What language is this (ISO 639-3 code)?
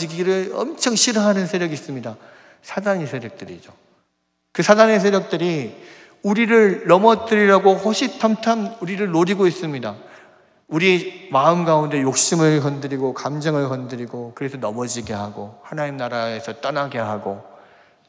kor